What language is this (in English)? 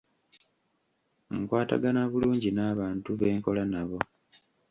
Ganda